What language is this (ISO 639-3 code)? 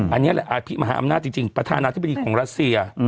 tha